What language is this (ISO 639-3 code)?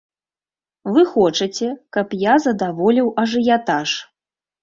bel